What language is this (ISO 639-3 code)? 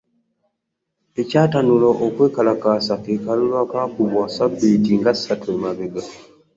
lug